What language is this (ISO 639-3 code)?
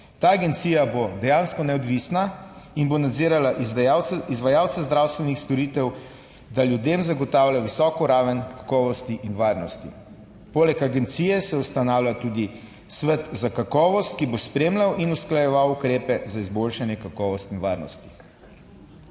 slv